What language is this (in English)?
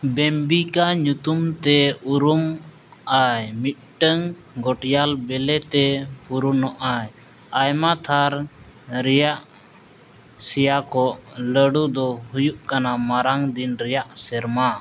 Santali